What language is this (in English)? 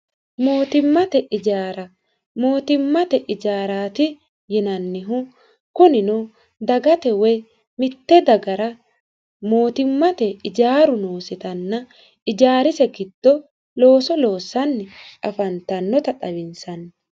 Sidamo